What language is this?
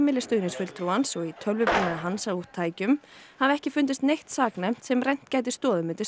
Icelandic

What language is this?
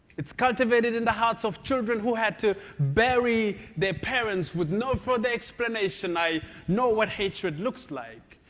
English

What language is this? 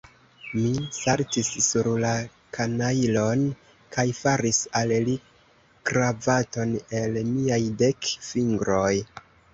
Esperanto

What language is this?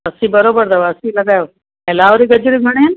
Sindhi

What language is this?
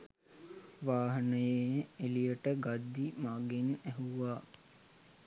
Sinhala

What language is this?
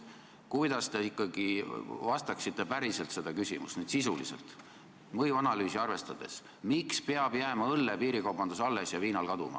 Estonian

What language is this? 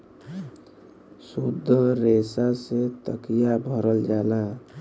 Bhojpuri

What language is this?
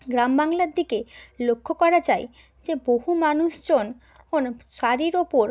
Bangla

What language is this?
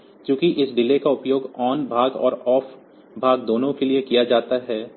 Hindi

